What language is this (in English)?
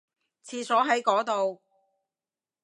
Cantonese